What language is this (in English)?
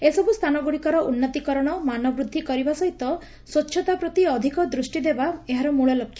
Odia